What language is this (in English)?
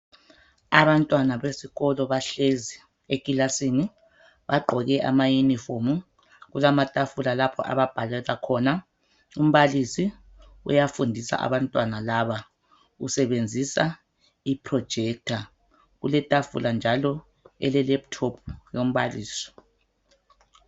North Ndebele